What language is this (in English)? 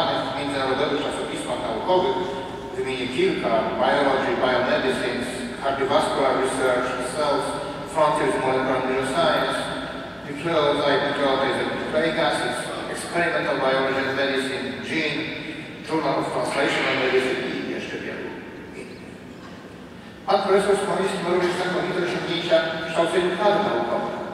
Polish